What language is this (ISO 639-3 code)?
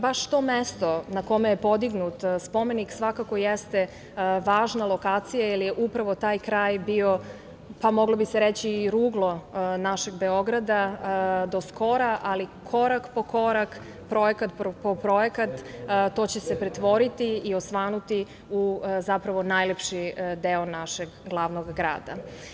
srp